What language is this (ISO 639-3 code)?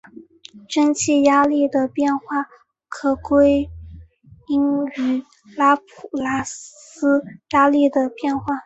zho